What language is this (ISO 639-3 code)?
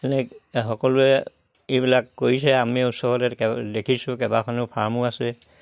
asm